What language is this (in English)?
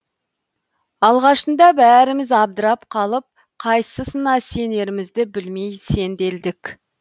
Kazakh